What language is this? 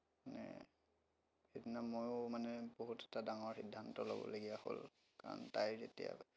Assamese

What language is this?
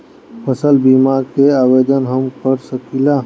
Bhojpuri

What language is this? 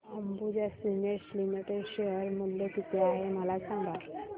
Marathi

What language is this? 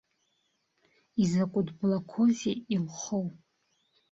Abkhazian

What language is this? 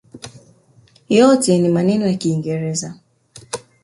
Swahili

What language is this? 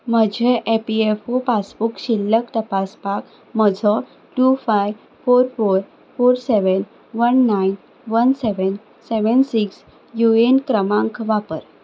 Konkani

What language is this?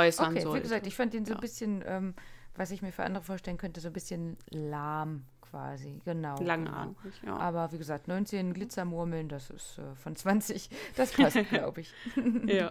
German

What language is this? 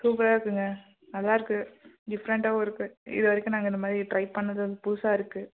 Tamil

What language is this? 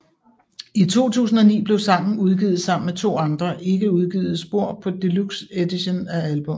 Danish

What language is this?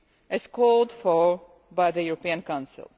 English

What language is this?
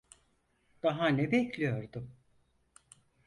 Turkish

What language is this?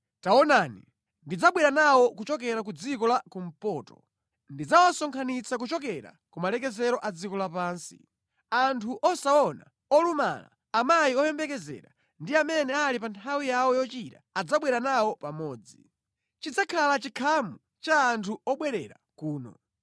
Nyanja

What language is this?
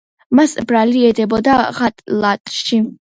Georgian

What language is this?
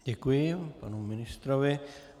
Czech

